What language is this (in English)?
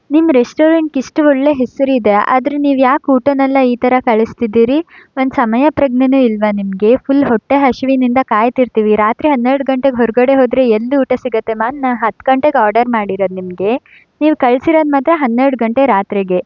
Kannada